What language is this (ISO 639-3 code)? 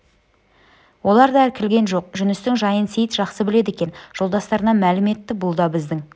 kaz